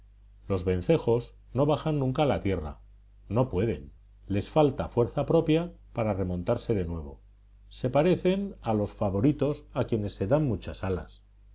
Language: Spanish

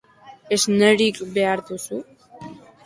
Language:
Basque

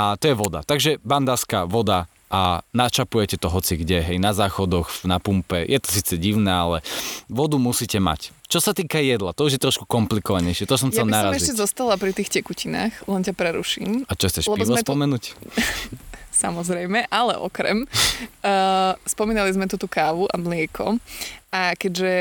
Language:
Slovak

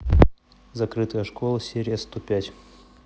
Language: Russian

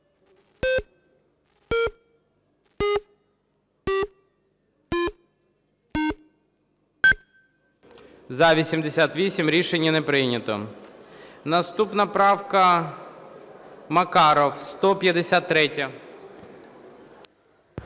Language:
Ukrainian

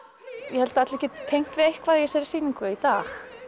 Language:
Icelandic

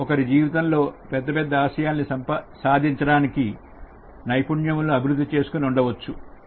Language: Telugu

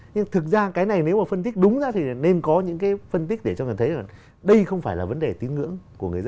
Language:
Vietnamese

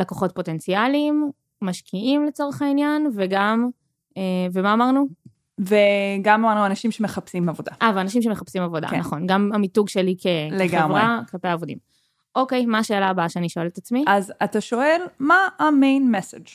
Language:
Hebrew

